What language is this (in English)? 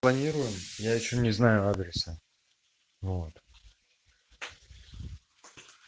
Russian